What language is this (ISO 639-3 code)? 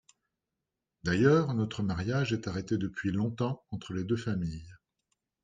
fra